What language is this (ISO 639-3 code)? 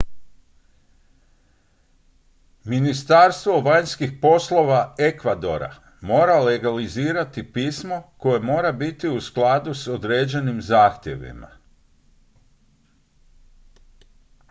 hrv